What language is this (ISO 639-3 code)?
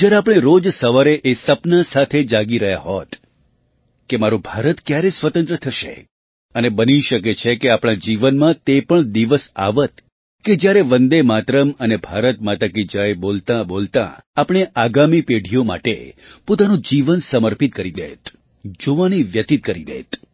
guj